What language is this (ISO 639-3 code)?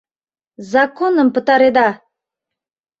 chm